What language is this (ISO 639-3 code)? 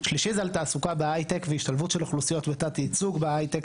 heb